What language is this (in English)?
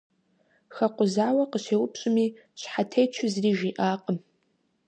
Kabardian